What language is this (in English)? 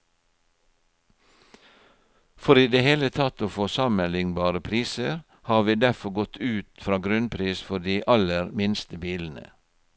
Norwegian